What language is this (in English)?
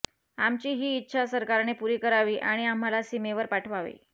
Marathi